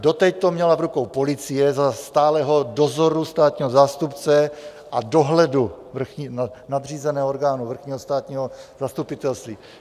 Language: Czech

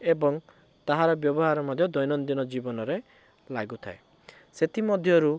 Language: Odia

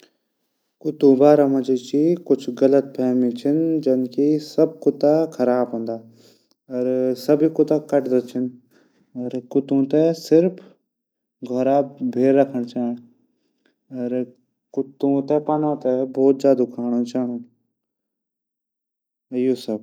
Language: Garhwali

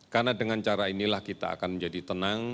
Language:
Indonesian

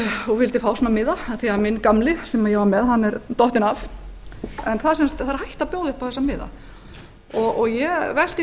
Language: Icelandic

